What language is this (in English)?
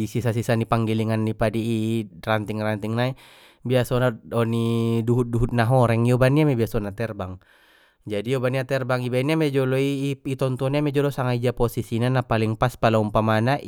Batak Mandailing